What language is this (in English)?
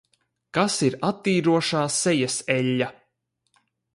Latvian